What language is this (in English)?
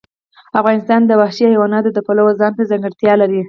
Pashto